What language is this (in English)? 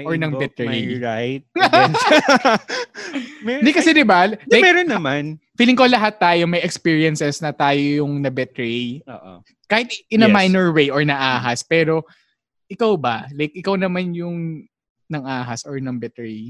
Filipino